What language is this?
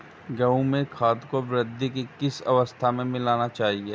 Hindi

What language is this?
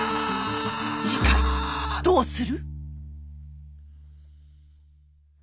Japanese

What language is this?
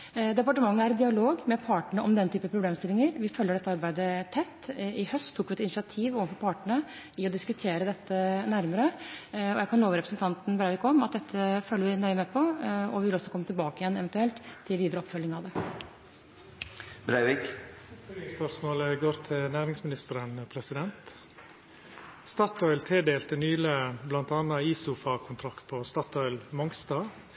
Norwegian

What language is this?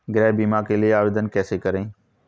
Hindi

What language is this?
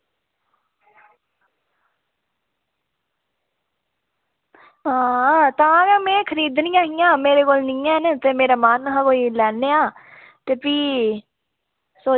Dogri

